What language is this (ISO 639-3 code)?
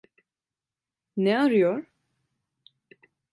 tur